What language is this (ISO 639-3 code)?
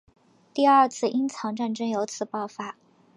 zho